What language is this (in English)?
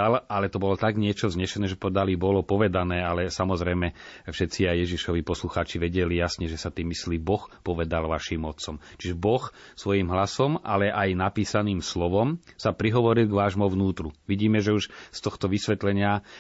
Slovak